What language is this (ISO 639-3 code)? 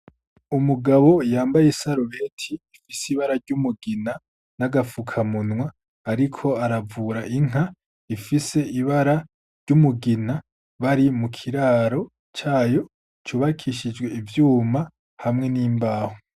run